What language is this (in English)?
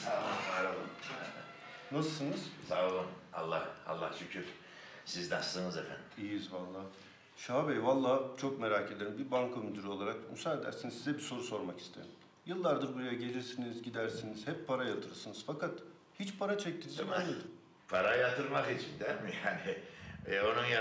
Turkish